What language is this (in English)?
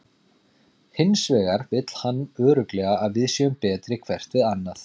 Icelandic